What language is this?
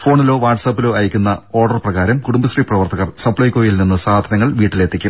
Malayalam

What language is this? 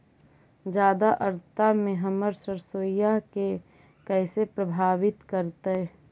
Magahi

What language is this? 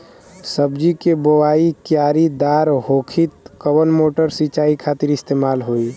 Bhojpuri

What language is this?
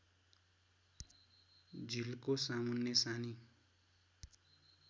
Nepali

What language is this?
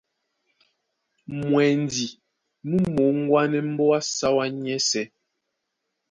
Duala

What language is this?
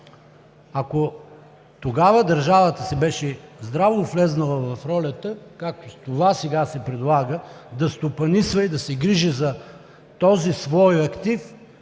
Bulgarian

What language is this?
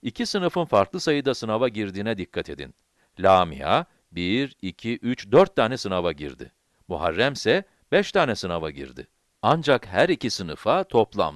Turkish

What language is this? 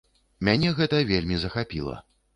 Belarusian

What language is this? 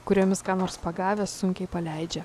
Lithuanian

